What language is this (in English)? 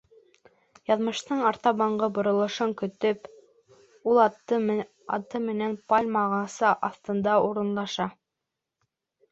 Bashkir